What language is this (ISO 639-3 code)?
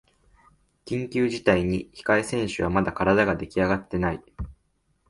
jpn